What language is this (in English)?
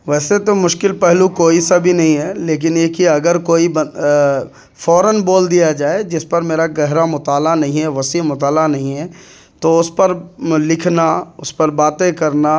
Urdu